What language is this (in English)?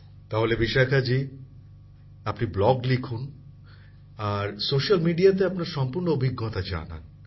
Bangla